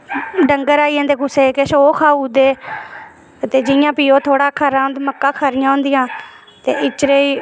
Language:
Dogri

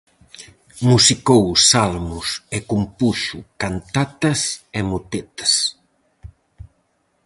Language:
Galician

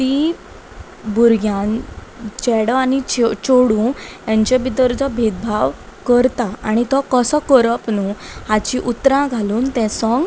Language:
Konkani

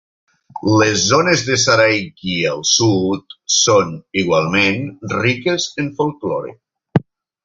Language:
Catalan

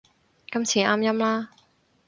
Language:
Cantonese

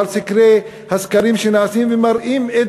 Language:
Hebrew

